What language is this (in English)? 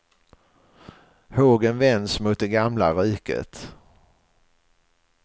Swedish